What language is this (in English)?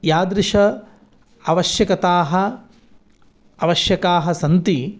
Sanskrit